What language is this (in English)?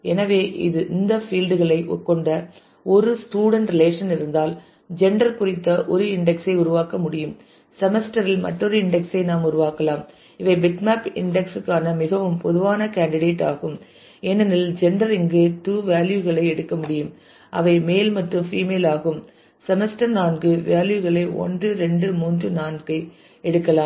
Tamil